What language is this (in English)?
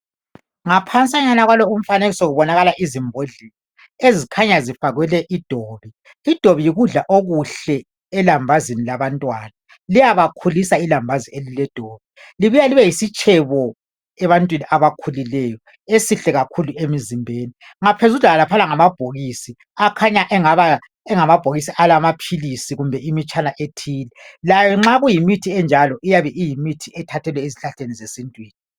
North Ndebele